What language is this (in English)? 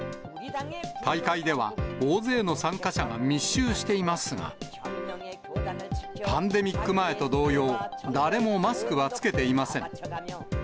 Japanese